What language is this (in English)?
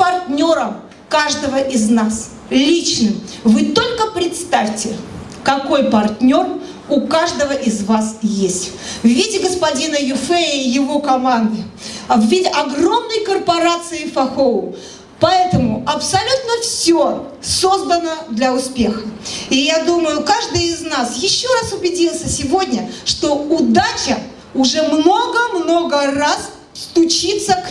Russian